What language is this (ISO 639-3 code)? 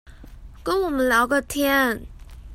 zho